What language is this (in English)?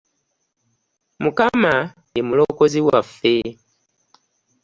Ganda